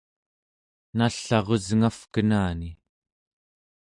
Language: Central Yupik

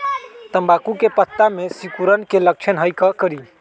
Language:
Magahi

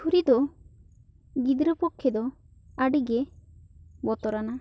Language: Santali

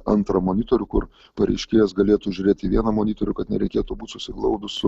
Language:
Lithuanian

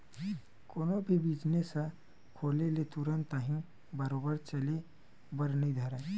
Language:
Chhattisgarhi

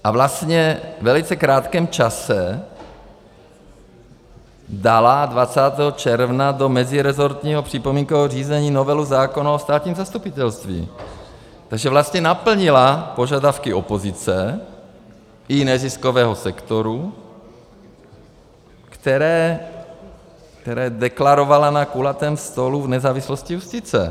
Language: Czech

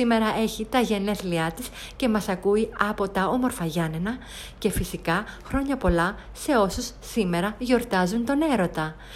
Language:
Greek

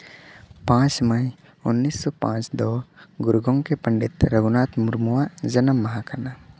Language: Santali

